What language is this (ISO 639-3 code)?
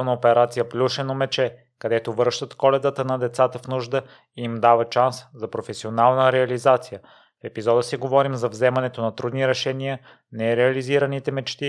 bul